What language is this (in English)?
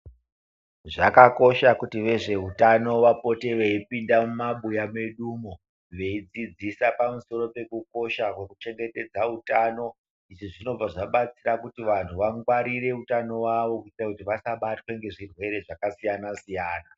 Ndau